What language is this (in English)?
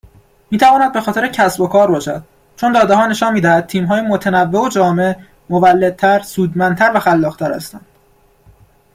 Persian